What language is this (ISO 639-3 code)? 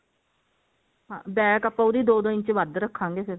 pan